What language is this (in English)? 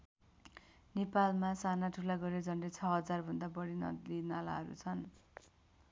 Nepali